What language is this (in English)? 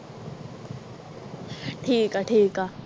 Punjabi